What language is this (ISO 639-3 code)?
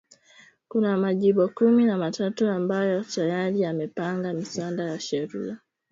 swa